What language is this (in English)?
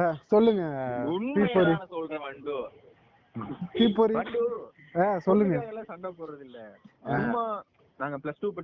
Tamil